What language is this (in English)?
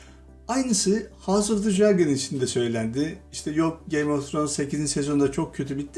Turkish